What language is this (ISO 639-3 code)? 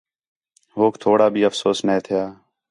xhe